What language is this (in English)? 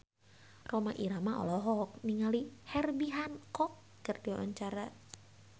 Sundanese